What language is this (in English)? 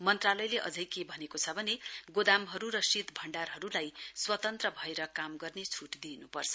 Nepali